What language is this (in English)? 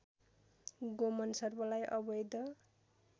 Nepali